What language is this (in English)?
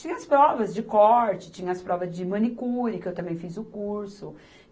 Portuguese